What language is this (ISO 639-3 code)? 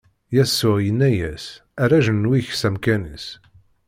kab